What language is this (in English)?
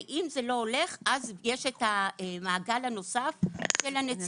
Hebrew